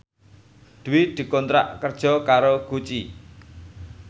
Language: Javanese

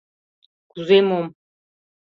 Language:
Mari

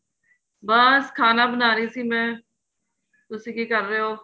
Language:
Punjabi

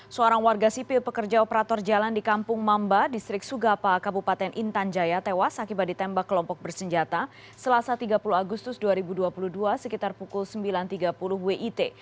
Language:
Indonesian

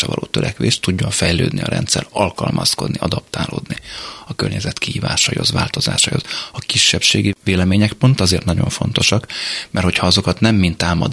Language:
Hungarian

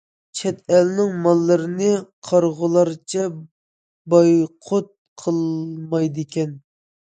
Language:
Uyghur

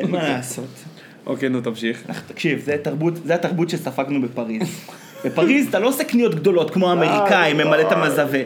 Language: Hebrew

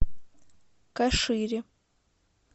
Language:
Russian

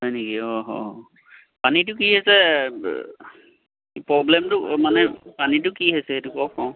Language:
Assamese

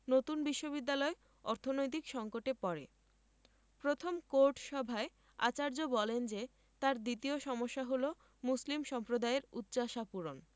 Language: Bangla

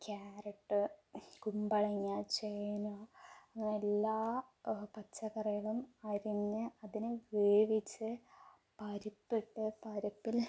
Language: Malayalam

